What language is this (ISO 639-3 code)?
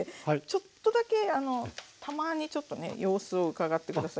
jpn